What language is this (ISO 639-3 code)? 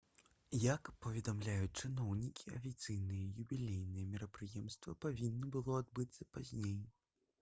bel